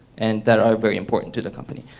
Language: English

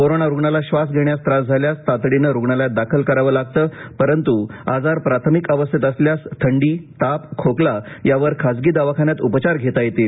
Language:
Marathi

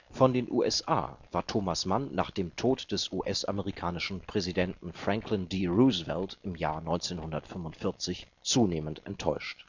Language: German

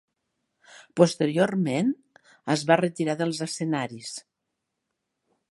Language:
Catalan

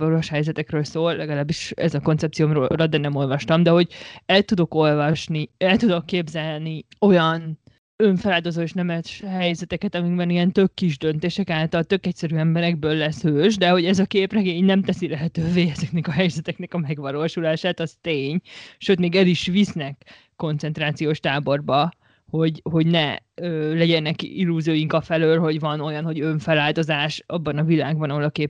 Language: Hungarian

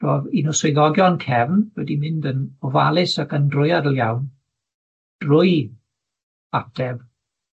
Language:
Welsh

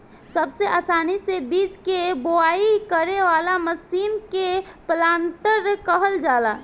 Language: Bhojpuri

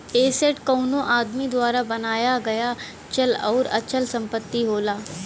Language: Bhojpuri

